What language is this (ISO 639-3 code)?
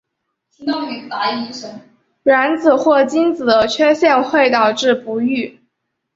zho